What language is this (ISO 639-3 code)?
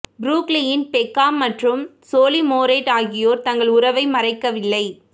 tam